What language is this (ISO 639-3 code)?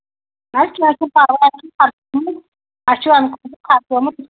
kas